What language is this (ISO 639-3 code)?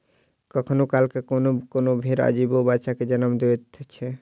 mai